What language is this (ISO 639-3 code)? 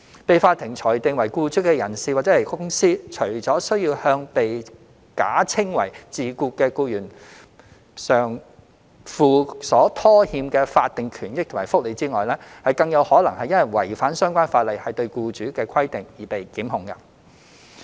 yue